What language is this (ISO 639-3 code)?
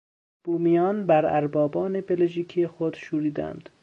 fas